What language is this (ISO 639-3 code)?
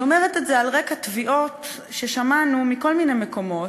heb